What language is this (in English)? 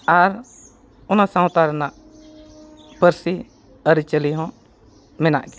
Santali